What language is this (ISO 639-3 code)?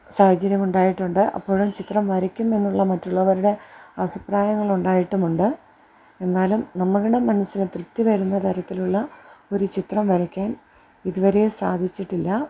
mal